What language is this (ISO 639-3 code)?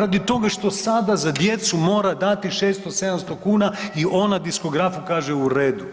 hrv